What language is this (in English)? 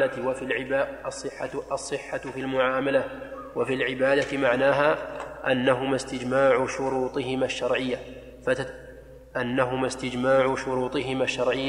Arabic